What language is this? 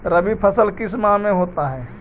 Magahi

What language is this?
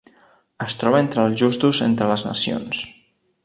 Catalan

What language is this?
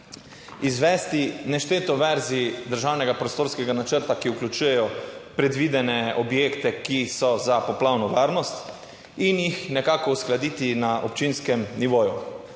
Slovenian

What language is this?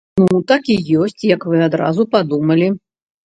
Belarusian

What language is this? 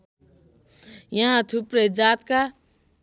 Nepali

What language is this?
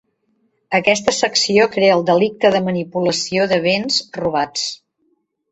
Catalan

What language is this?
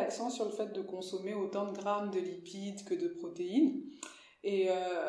French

